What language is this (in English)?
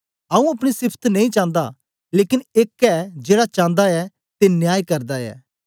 Dogri